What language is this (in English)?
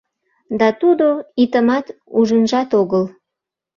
Mari